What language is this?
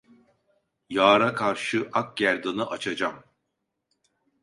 Turkish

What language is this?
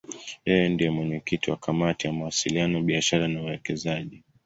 Swahili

